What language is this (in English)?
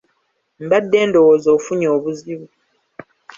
Ganda